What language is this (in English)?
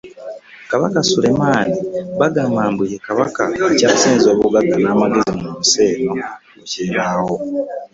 Ganda